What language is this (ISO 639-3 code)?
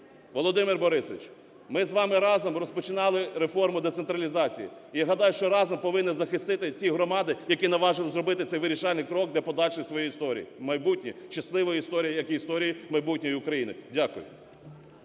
ukr